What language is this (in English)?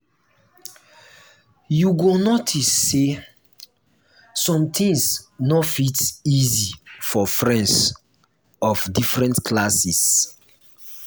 Nigerian Pidgin